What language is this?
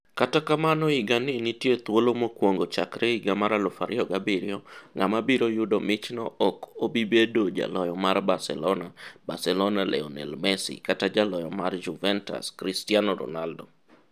Luo (Kenya and Tanzania)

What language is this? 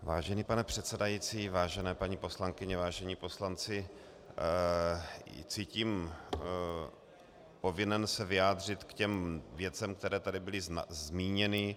Czech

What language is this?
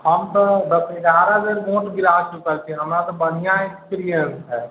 Maithili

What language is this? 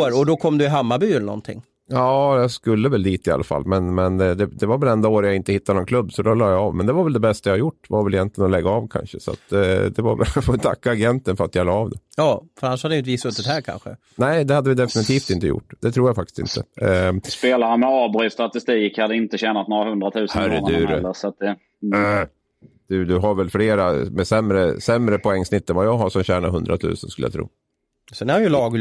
Swedish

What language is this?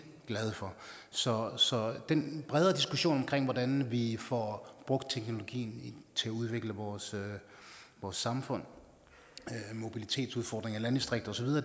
Danish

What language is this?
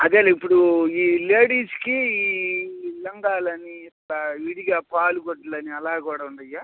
Telugu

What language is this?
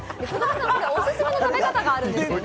Japanese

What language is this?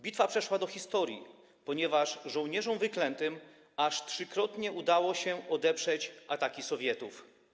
Polish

